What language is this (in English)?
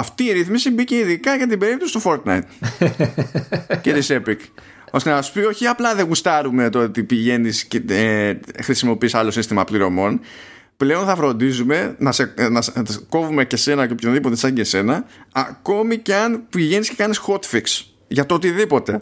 Greek